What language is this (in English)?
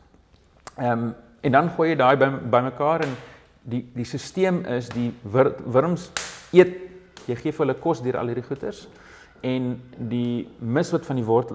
Dutch